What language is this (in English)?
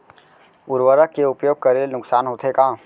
Chhattisgarhi